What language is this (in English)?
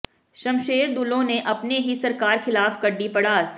Punjabi